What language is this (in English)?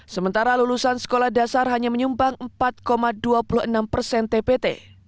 Indonesian